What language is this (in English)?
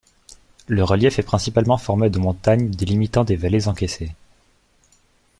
French